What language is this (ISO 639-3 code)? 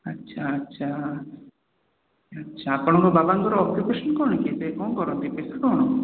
ori